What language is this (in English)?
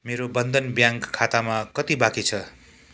Nepali